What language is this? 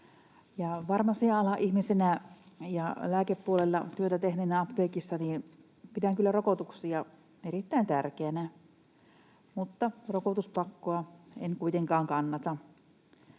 Finnish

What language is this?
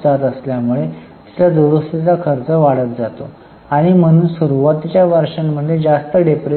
Marathi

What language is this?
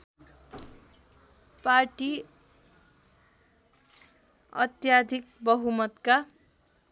Nepali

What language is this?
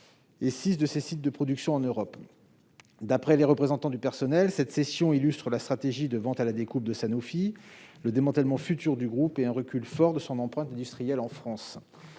French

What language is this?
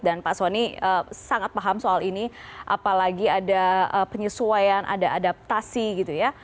Indonesian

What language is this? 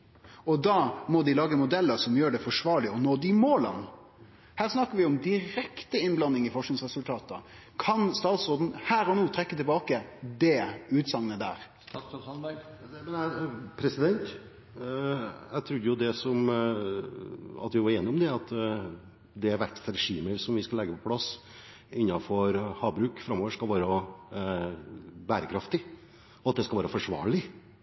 Norwegian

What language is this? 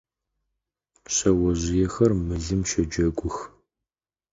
Adyghe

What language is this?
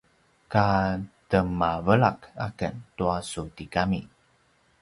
Paiwan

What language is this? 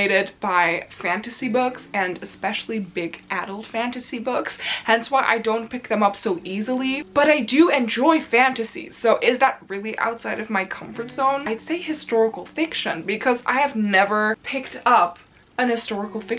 English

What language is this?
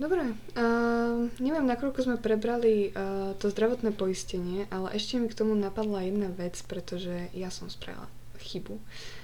Slovak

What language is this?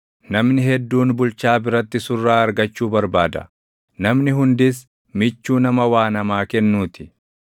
Oromo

